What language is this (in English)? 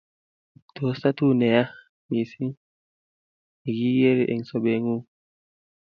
Kalenjin